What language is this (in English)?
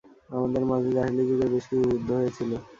Bangla